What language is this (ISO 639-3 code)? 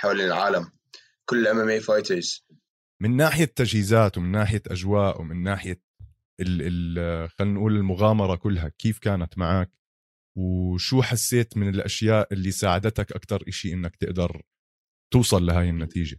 ara